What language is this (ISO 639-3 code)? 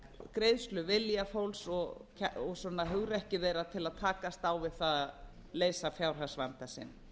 isl